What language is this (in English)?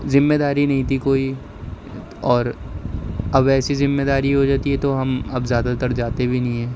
Urdu